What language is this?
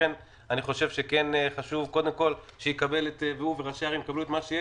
Hebrew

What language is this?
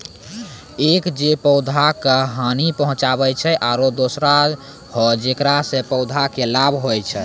Maithili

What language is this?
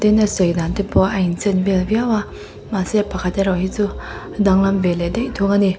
Mizo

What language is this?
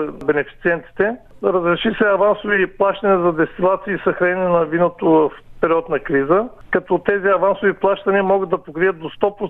Bulgarian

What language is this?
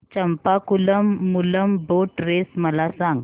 Marathi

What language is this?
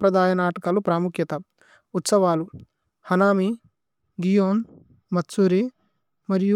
Tulu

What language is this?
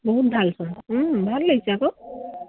Assamese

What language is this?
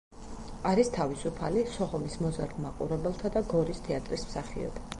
Georgian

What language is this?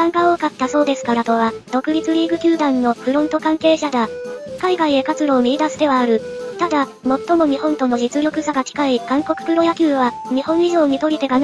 Japanese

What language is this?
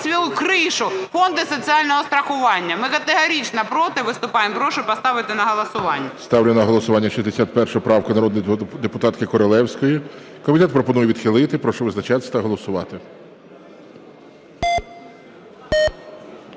Ukrainian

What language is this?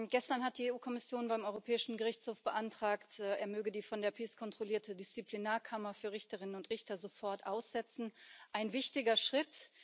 German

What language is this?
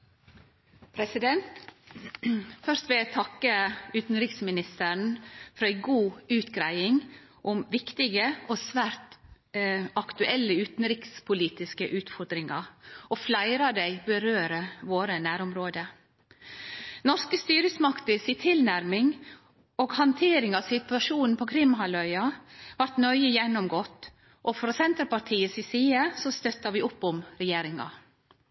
Norwegian Nynorsk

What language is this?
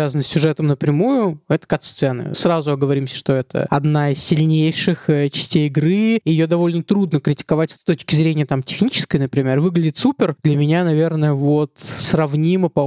Russian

